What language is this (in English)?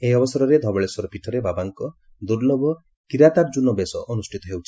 Odia